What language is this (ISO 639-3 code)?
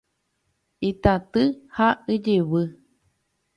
grn